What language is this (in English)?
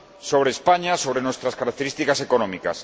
Spanish